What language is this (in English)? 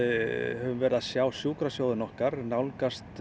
Icelandic